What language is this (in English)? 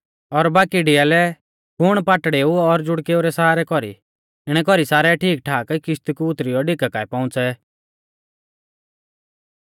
Mahasu Pahari